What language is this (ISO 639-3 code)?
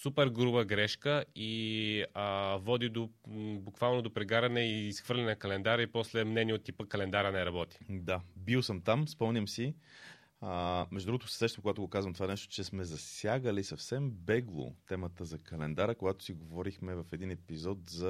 bul